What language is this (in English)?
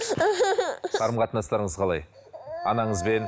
Kazakh